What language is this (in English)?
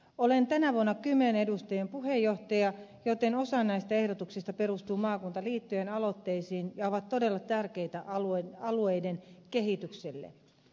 Finnish